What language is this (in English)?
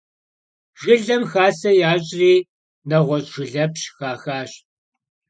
Kabardian